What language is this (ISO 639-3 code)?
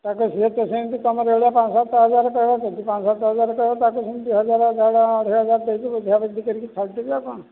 ori